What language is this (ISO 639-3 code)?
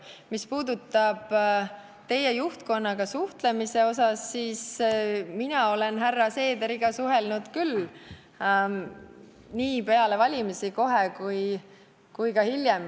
est